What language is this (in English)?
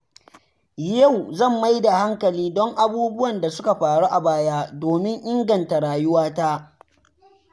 Hausa